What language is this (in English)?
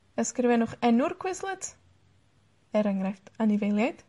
Welsh